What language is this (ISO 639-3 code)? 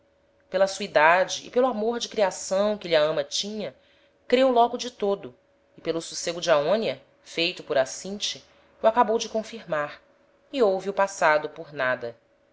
por